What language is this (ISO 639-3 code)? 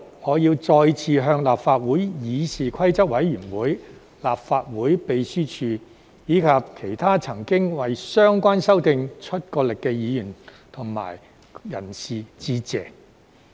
yue